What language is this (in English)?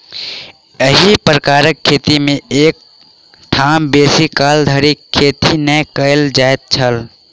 Maithili